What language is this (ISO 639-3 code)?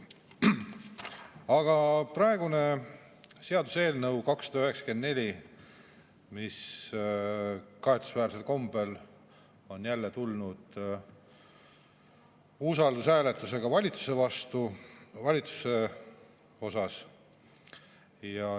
est